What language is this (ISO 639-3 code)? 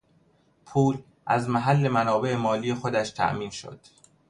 fas